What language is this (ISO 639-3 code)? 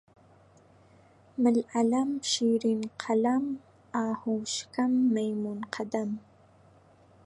ckb